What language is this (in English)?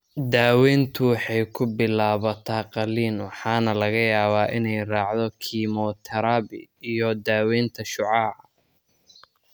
Somali